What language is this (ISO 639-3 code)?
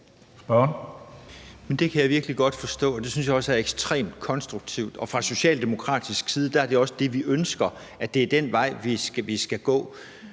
dan